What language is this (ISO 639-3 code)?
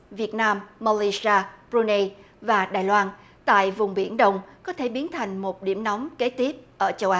vie